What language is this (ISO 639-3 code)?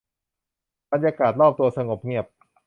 tha